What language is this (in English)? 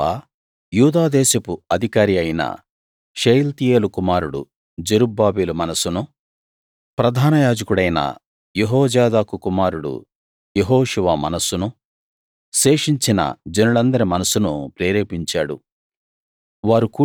Telugu